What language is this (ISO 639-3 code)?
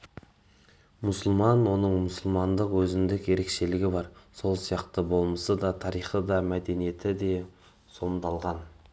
kaz